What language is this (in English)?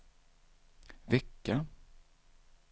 Swedish